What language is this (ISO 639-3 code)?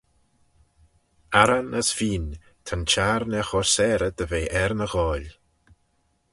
glv